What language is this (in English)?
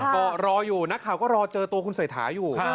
Thai